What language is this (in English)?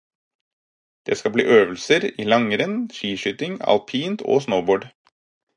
Norwegian Bokmål